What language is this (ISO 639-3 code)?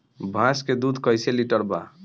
bho